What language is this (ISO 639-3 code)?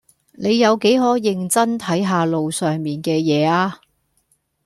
yue